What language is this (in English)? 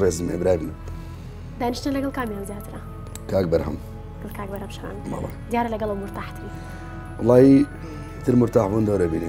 Arabic